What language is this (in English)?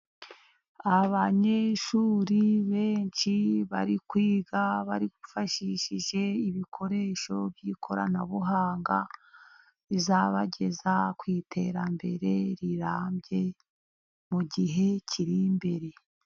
Kinyarwanda